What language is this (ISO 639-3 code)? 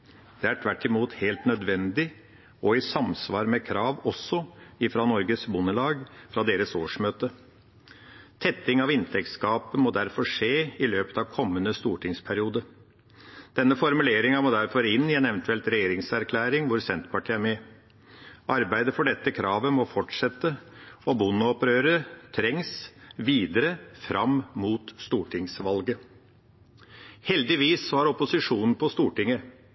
nob